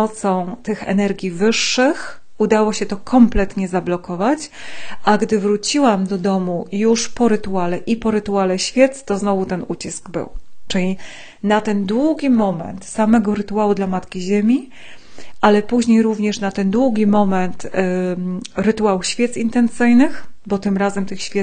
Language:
Polish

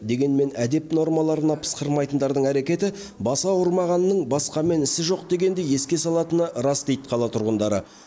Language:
Kazakh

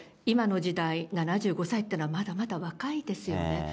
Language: Japanese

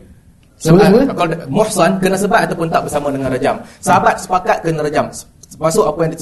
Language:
Malay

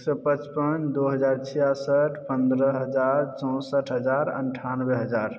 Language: Maithili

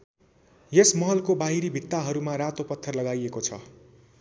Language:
Nepali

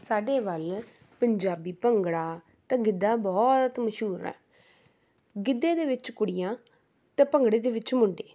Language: Punjabi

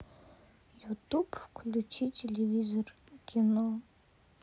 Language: Russian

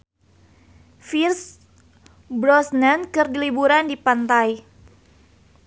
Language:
Sundanese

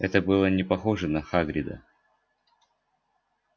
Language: Russian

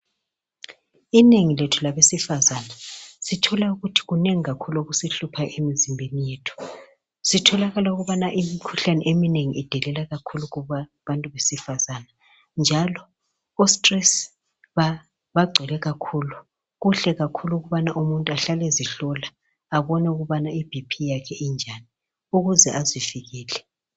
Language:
North Ndebele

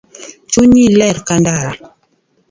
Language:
Luo (Kenya and Tanzania)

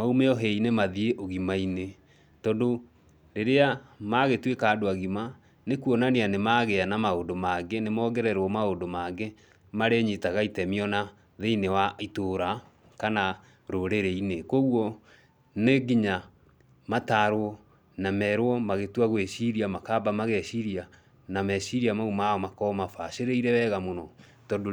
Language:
Kikuyu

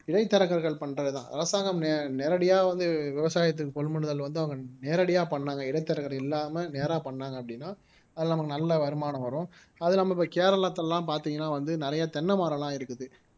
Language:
Tamil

